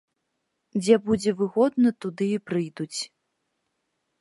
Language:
Belarusian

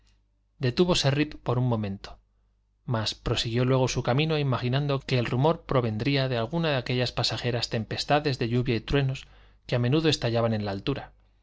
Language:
Spanish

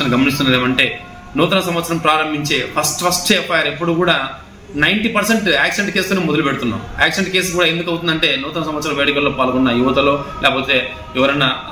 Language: Telugu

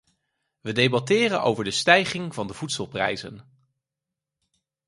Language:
Dutch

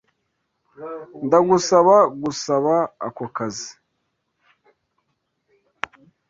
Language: Kinyarwanda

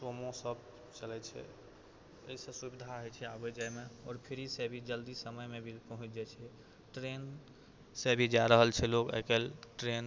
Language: Maithili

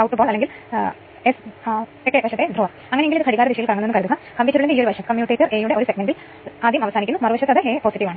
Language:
Malayalam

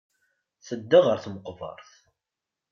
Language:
Kabyle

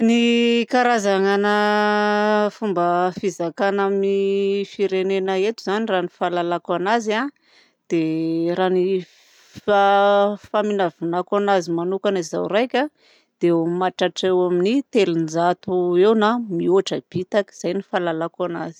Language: Southern Betsimisaraka Malagasy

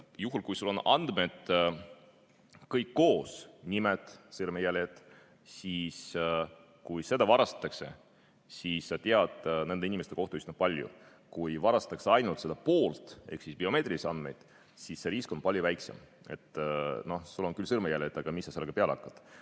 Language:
Estonian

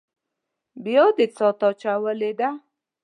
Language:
Pashto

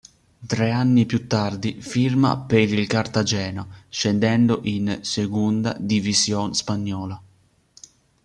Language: Italian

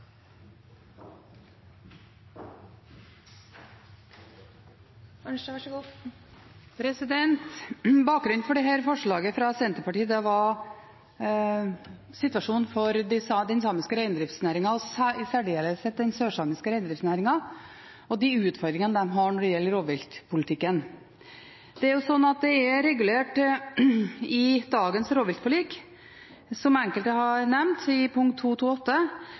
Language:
Norwegian Bokmål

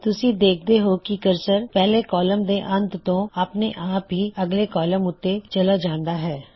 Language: Punjabi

